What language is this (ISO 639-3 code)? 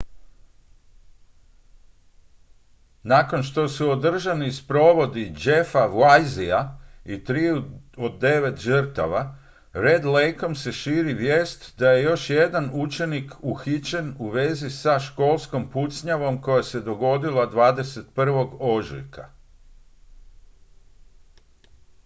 hrv